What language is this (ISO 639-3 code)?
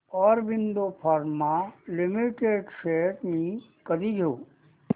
mar